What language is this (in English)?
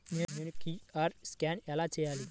Telugu